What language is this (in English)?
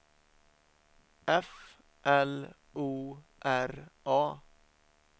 Swedish